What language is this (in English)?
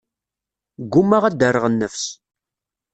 Kabyle